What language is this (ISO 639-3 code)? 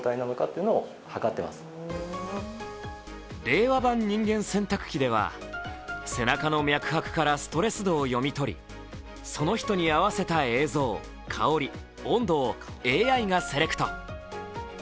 jpn